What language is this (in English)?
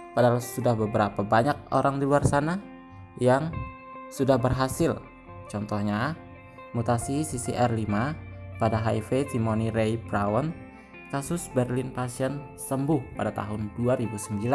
Indonesian